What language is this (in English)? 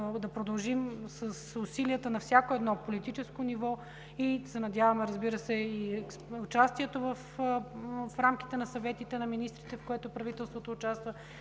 Bulgarian